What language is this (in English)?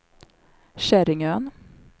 Swedish